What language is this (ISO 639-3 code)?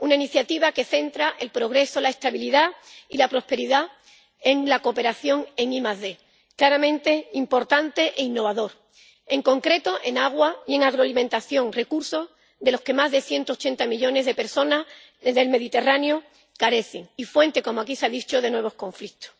spa